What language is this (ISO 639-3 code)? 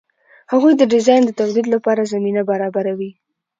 pus